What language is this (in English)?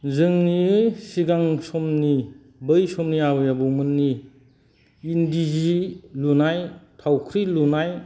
Bodo